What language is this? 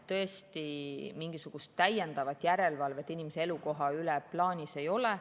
Estonian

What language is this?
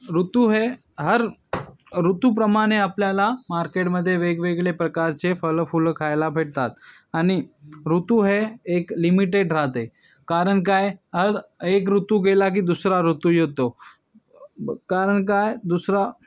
Marathi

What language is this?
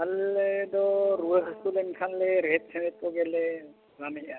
Santali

